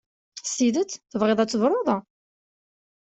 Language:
Kabyle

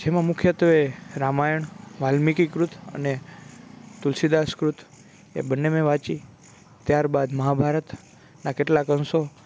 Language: Gujarati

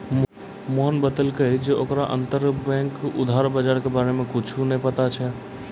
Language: Maithili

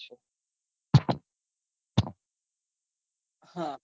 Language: Gujarati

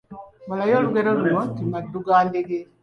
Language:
Ganda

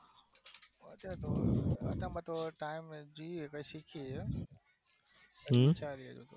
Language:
Gujarati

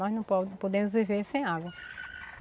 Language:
Portuguese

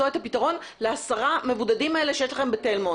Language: Hebrew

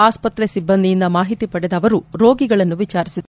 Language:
Kannada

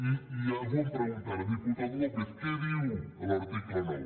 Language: Catalan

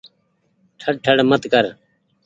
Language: Goaria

